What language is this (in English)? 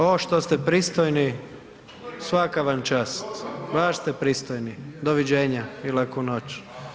Croatian